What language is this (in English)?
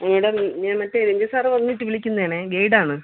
Malayalam